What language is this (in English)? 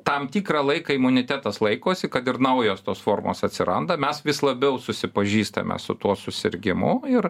Lithuanian